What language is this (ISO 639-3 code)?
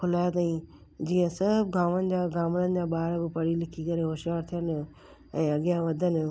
snd